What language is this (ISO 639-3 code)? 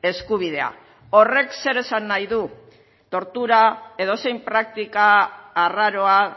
eus